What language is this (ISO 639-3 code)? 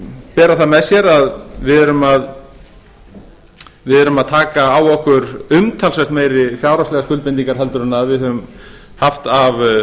isl